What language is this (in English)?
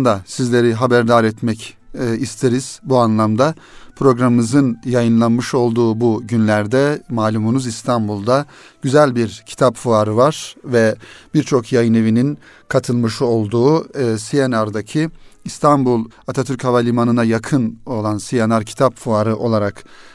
Turkish